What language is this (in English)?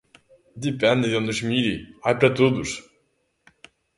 Galician